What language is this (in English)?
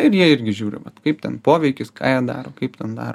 Lithuanian